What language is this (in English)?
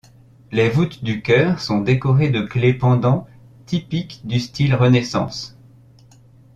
French